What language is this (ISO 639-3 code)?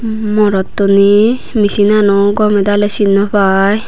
ccp